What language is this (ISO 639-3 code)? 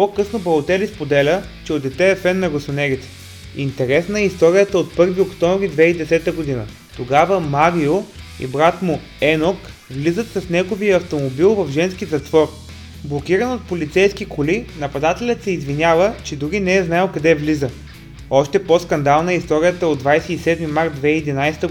bul